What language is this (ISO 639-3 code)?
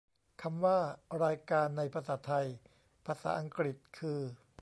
tha